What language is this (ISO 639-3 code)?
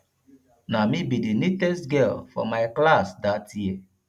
pcm